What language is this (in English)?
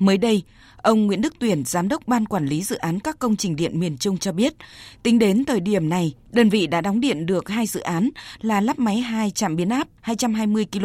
Vietnamese